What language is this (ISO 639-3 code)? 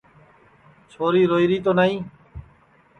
ssi